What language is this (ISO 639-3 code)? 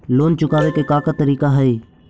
mag